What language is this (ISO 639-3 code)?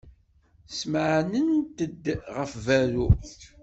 kab